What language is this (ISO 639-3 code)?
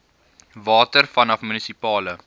afr